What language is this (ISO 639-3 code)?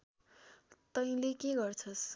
nep